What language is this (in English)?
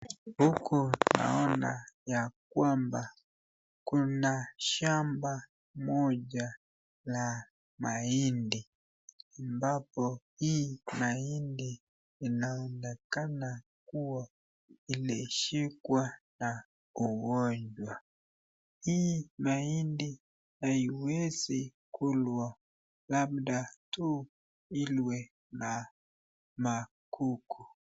Swahili